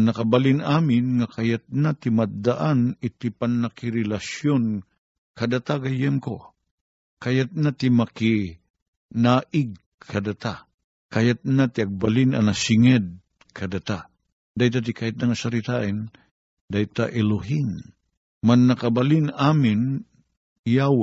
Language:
Filipino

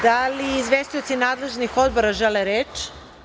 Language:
Serbian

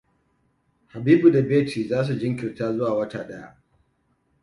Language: Hausa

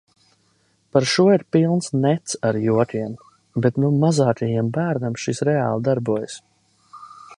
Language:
Latvian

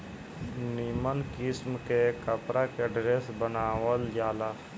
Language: Bhojpuri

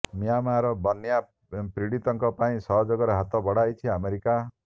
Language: Odia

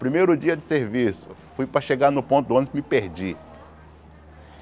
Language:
Portuguese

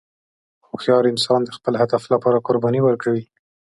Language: Pashto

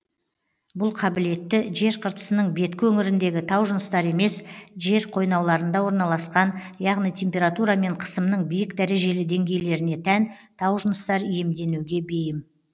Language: Kazakh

